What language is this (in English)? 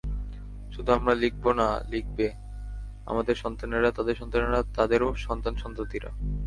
Bangla